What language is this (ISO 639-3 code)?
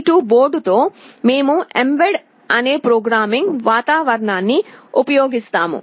tel